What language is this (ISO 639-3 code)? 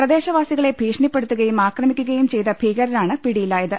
mal